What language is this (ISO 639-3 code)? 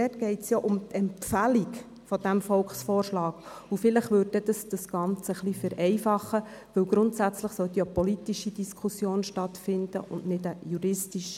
gsw